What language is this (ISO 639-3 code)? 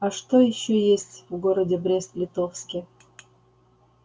rus